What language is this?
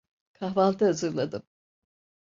Turkish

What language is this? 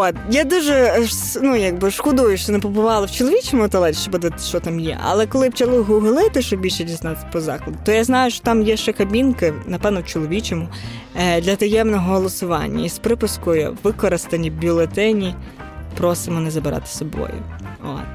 Ukrainian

